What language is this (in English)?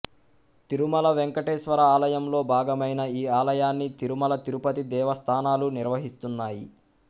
Telugu